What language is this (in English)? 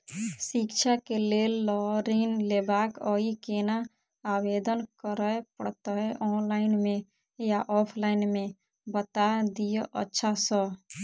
Maithili